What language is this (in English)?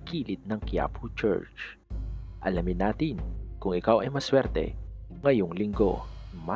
Filipino